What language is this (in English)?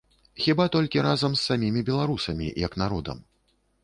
Belarusian